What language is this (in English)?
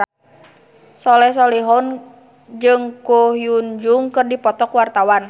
Sundanese